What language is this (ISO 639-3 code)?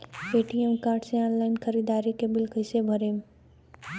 bho